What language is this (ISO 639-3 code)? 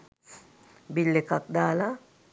sin